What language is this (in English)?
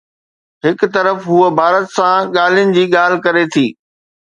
Sindhi